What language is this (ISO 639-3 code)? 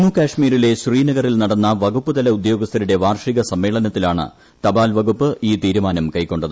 mal